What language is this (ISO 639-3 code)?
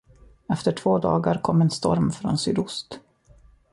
swe